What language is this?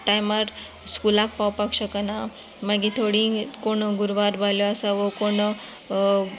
Konkani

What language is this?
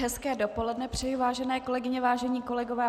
Czech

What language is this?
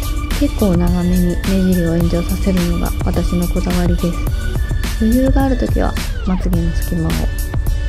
Japanese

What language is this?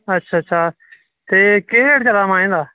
Dogri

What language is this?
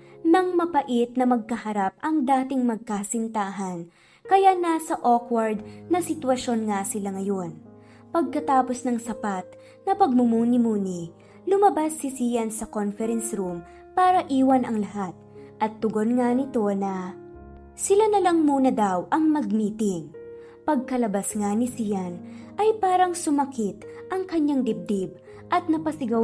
Filipino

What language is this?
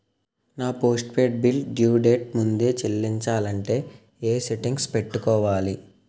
Telugu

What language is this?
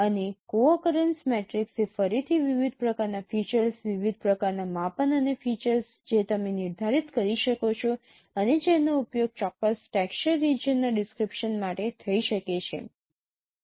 Gujarati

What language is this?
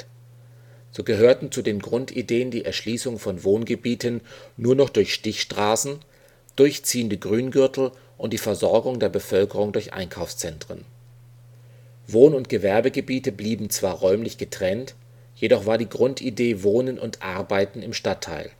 German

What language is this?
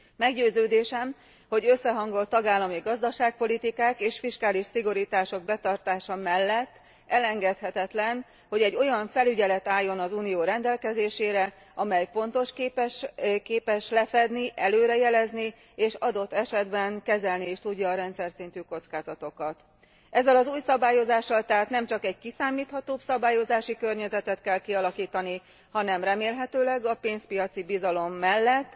Hungarian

